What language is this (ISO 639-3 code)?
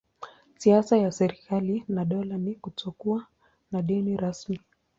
swa